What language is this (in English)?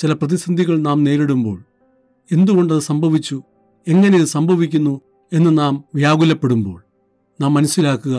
Malayalam